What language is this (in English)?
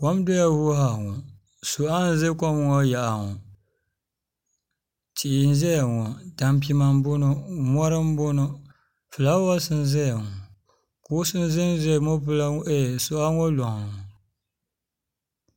Dagbani